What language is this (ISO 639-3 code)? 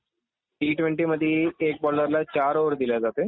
mar